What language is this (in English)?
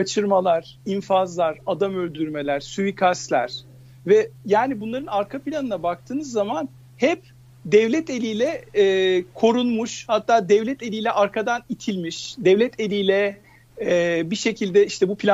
Turkish